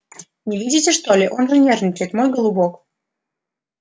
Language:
Russian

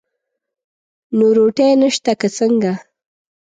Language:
Pashto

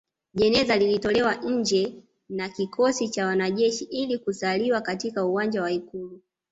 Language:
Swahili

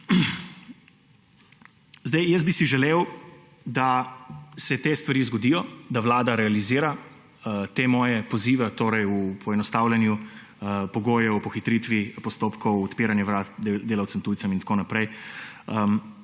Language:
Slovenian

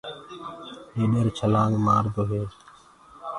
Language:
Gurgula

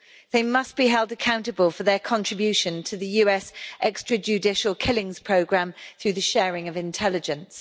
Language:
English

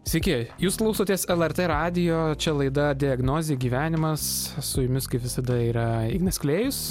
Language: Lithuanian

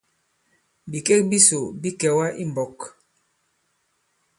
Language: Bankon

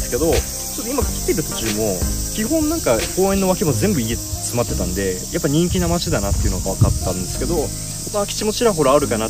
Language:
Japanese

